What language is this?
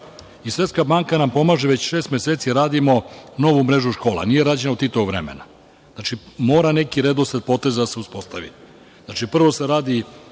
Serbian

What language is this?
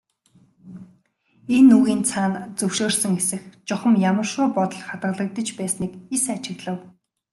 Mongolian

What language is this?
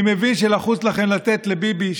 Hebrew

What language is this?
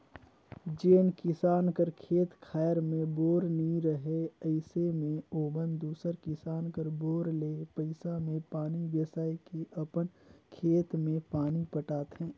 Chhattisgarhi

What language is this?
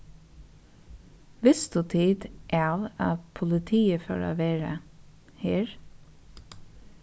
Faroese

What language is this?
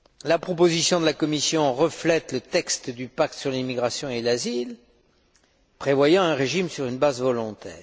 French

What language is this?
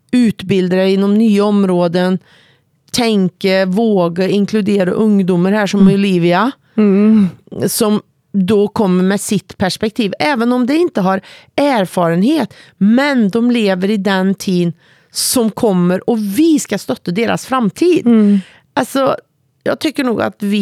Swedish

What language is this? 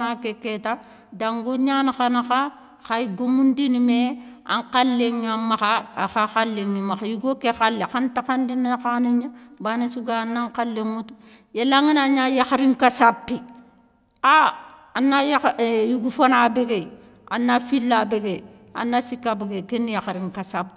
Soninke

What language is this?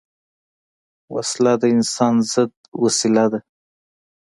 Pashto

